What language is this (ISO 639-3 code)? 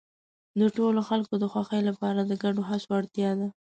pus